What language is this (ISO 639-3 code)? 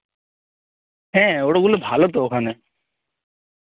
ben